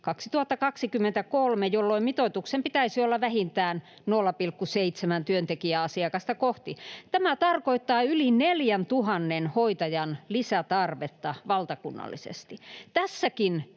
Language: Finnish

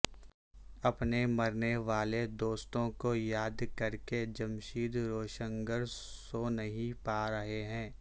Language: Urdu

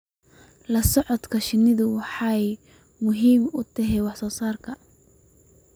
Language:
Somali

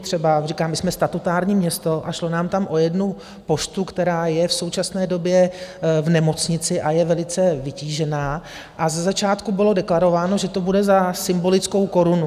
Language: Czech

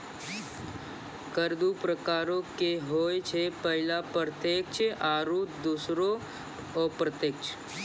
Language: Maithili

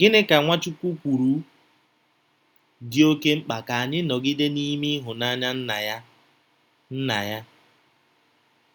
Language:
Igbo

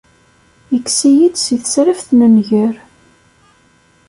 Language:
Kabyle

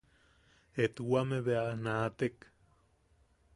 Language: Yaqui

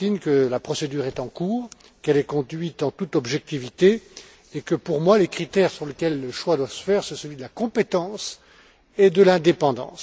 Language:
French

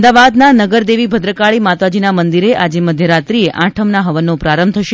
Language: Gujarati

